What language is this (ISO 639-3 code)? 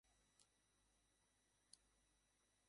ben